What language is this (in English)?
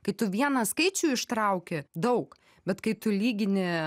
Lithuanian